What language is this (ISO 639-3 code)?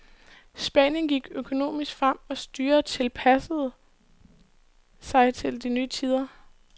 dan